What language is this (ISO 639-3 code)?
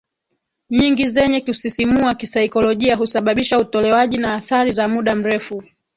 swa